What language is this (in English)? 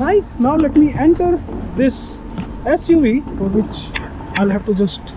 English